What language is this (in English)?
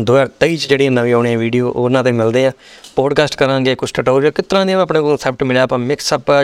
Punjabi